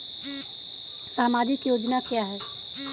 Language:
Hindi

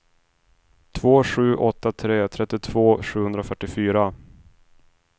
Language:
Swedish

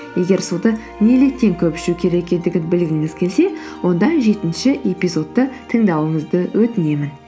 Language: Kazakh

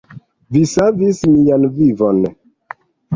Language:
Esperanto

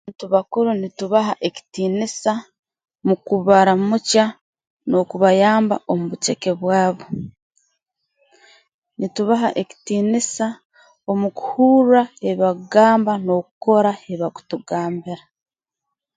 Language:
Tooro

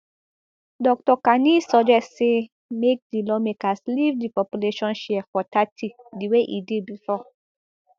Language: Nigerian Pidgin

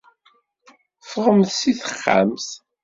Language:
Kabyle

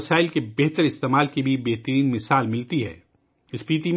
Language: Urdu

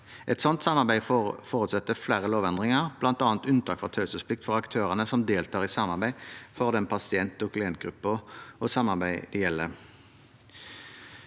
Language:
Norwegian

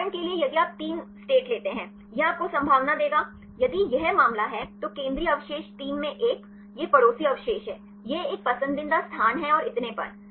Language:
Hindi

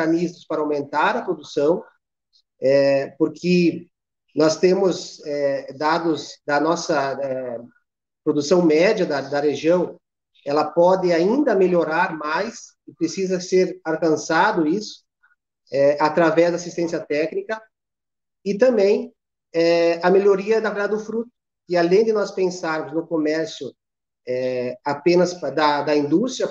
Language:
Portuguese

